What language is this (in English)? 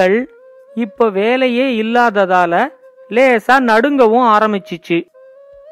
Tamil